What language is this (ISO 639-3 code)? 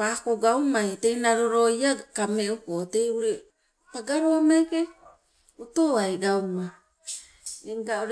nco